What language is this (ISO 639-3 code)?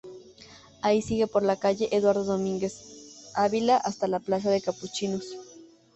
spa